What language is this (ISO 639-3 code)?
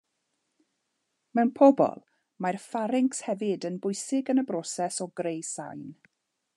cym